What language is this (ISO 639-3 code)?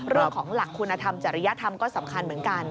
tha